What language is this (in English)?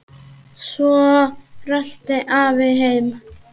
Icelandic